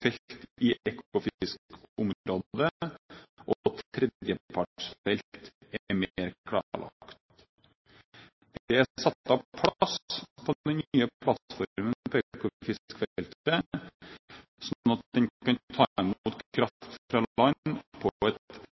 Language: Norwegian Bokmål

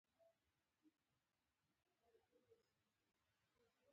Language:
Pashto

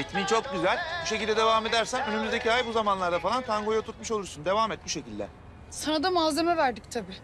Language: Turkish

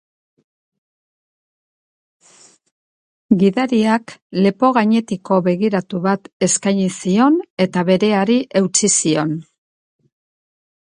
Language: Basque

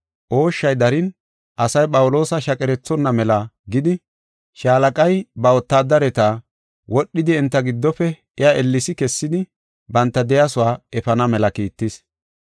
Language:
Gofa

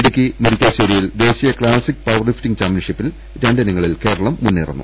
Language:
Malayalam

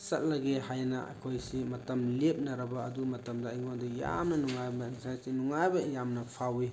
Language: Manipuri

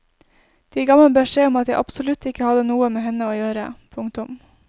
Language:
Norwegian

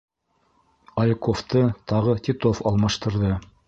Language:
Bashkir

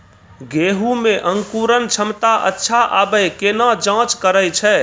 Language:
Maithili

